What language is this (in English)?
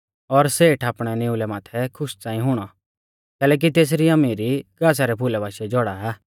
Mahasu Pahari